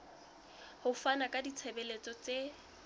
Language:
Southern Sotho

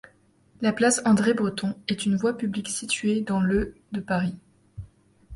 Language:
French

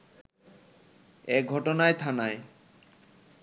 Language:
Bangla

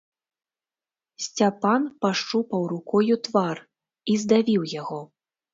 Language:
Belarusian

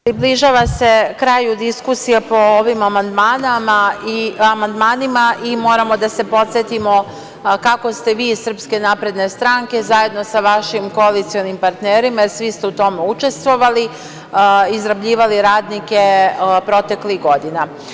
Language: Serbian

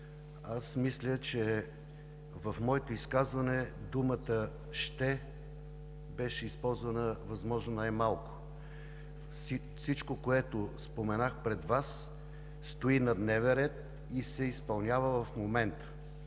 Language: Bulgarian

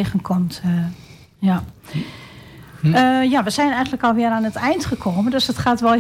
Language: Dutch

